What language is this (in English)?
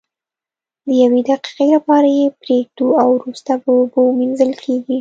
Pashto